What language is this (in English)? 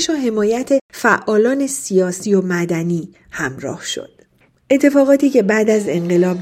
Persian